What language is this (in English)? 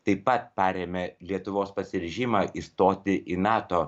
Lithuanian